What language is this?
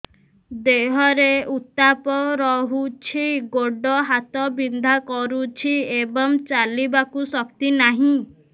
Odia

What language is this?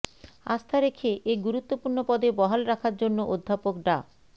Bangla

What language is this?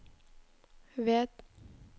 Norwegian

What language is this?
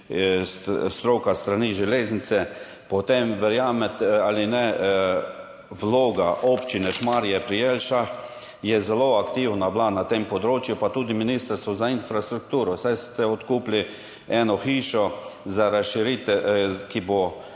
Slovenian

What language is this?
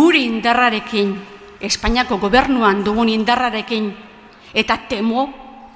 Spanish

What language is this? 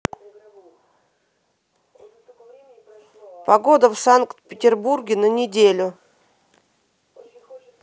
Russian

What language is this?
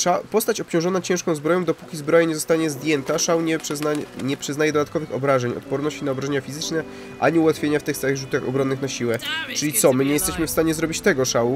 Polish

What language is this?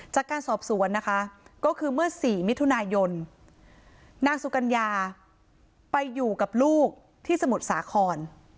Thai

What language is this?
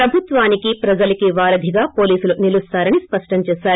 Telugu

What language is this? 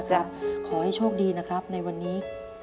Thai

